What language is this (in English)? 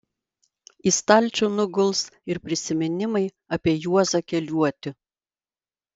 Lithuanian